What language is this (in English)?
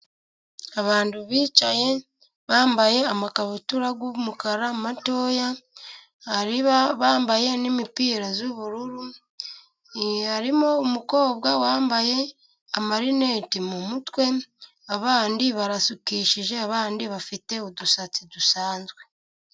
Kinyarwanda